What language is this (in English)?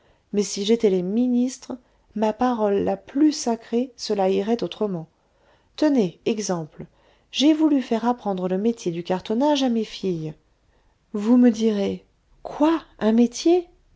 French